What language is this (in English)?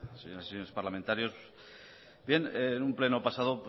Spanish